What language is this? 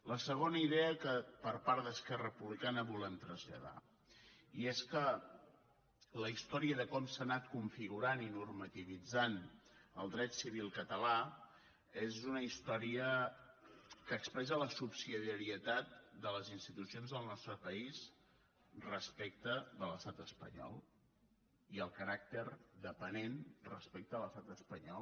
Catalan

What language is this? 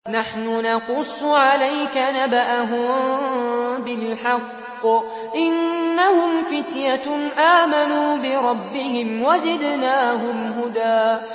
Arabic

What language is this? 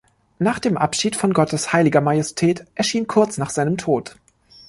German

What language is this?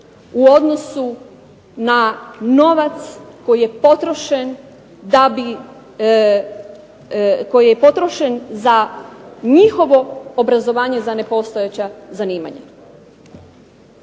Croatian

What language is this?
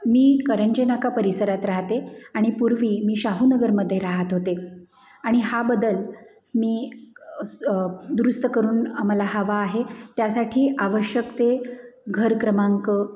Marathi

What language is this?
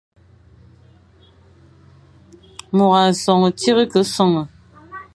Fang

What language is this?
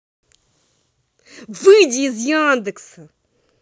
Russian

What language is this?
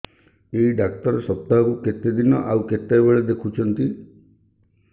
Odia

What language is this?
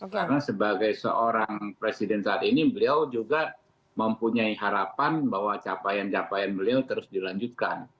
Indonesian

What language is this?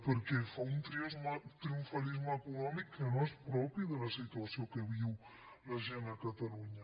Catalan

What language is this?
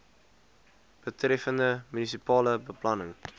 Afrikaans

